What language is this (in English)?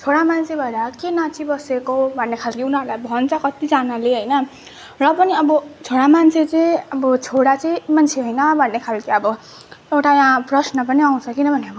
Nepali